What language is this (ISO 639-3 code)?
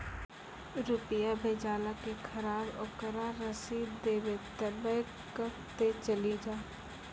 mai